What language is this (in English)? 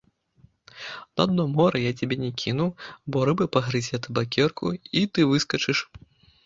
Belarusian